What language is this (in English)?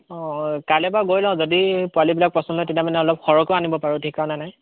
Assamese